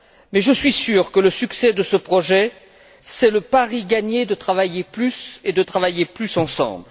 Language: French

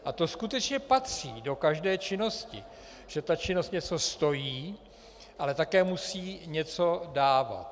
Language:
Czech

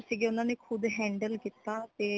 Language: Punjabi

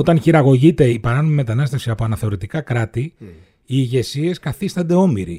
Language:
Greek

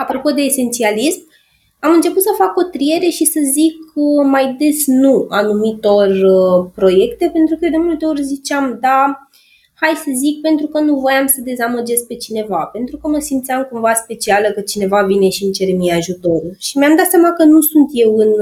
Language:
Romanian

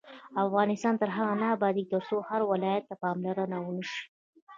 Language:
Pashto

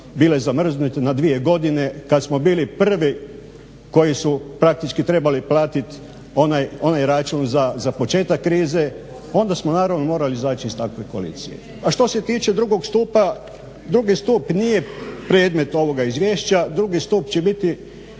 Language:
Croatian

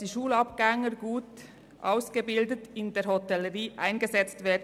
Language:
Swiss German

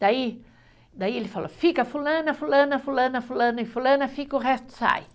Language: Portuguese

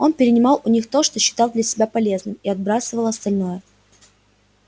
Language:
Russian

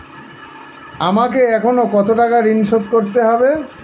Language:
Bangla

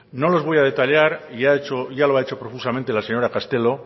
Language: Spanish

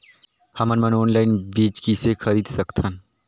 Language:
Chhattisgarhi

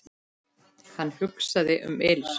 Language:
Icelandic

